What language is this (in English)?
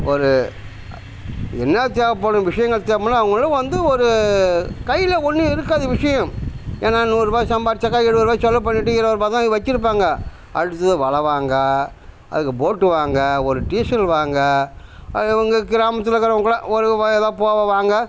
Tamil